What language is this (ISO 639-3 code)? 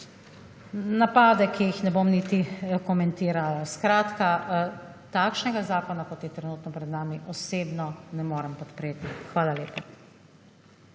slv